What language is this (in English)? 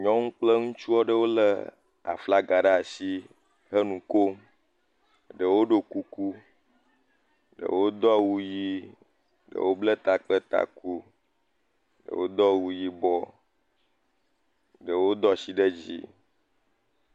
Ewe